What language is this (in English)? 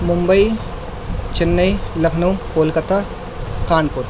Urdu